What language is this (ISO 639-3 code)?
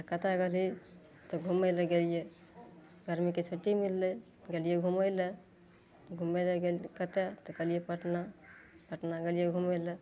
mai